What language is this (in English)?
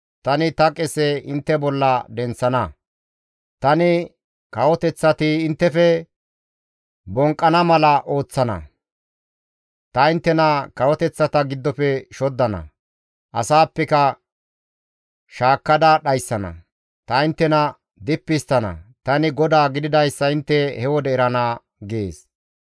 Gamo